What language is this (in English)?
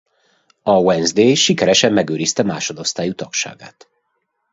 Hungarian